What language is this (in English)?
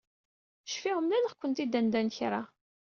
Kabyle